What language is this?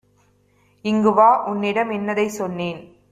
Tamil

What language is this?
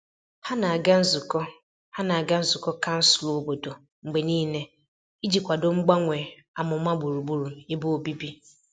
Igbo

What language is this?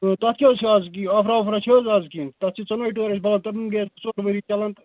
Kashmiri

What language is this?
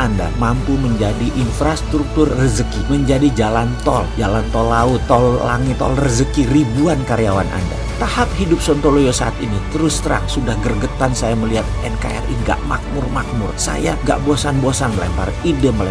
Indonesian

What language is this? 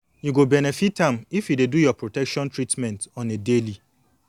Nigerian Pidgin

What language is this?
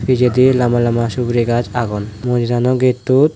Chakma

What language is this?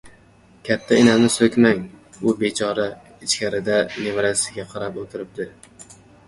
Uzbek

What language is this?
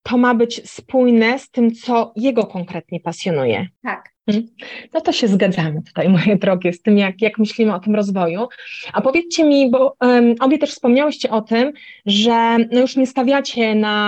Polish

